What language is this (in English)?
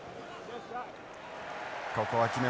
Japanese